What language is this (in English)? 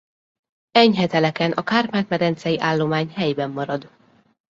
Hungarian